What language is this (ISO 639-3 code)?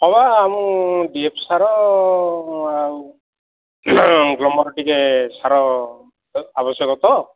ori